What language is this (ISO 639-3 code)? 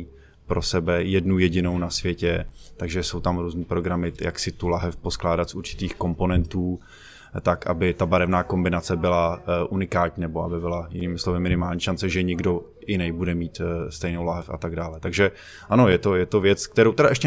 ces